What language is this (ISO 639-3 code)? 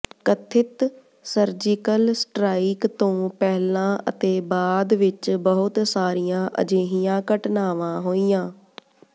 pan